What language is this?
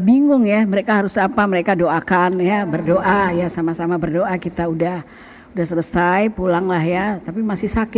Indonesian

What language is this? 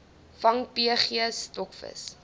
Afrikaans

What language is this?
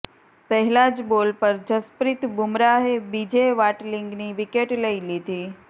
Gujarati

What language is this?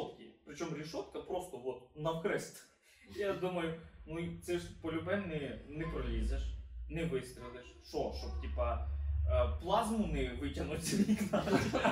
Ukrainian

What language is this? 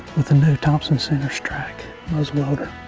English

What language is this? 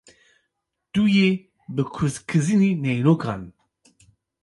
Kurdish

